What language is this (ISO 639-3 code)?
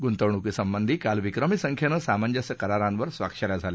mar